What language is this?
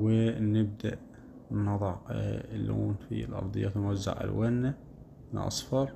Arabic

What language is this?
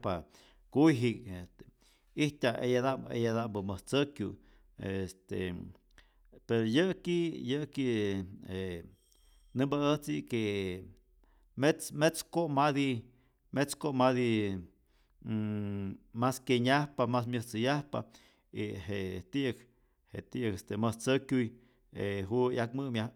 Rayón Zoque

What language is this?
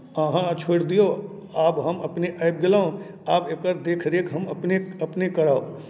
Maithili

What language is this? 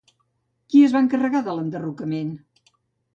Catalan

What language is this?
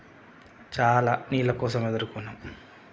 Telugu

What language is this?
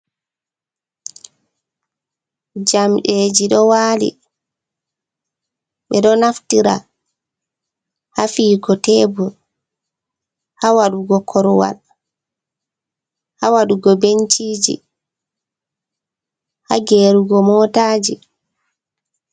Fula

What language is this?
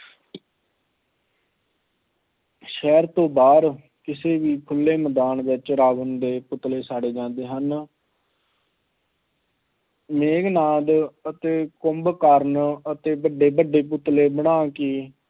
Punjabi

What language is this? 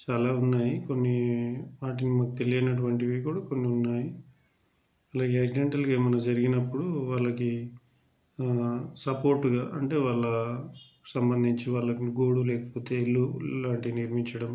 Telugu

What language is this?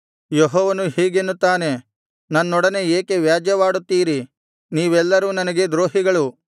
Kannada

